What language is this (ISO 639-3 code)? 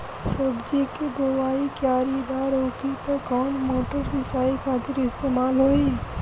bho